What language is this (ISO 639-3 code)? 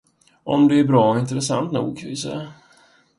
swe